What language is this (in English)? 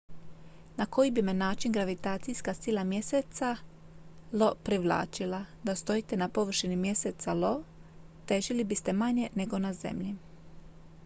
Croatian